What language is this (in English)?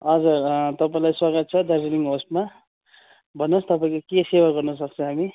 Nepali